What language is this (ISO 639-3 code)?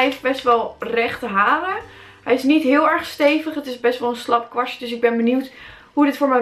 nld